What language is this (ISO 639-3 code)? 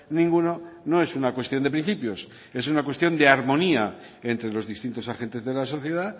spa